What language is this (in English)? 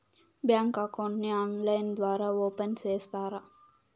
Telugu